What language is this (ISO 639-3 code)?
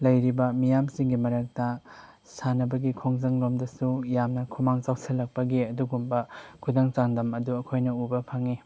mni